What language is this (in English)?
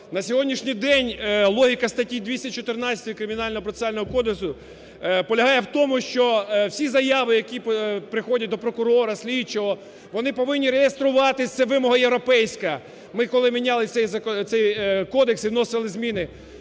Ukrainian